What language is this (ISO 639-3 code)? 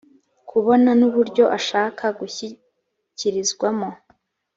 kin